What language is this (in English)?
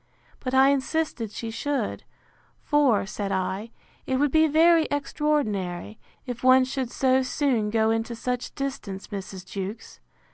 English